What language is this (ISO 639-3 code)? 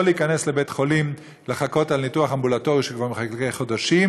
heb